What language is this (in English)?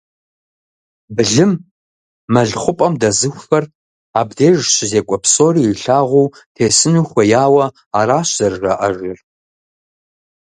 Kabardian